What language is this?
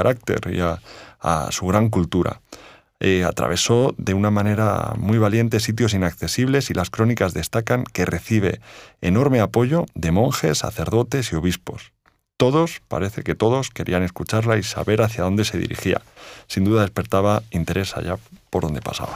Spanish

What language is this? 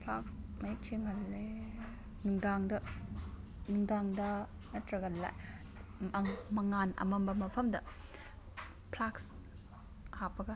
Manipuri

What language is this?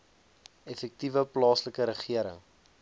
Afrikaans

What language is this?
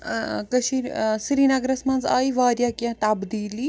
Kashmiri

